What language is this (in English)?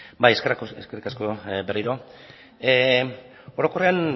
Basque